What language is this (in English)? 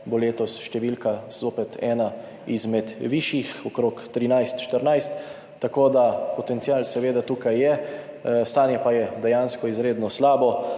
Slovenian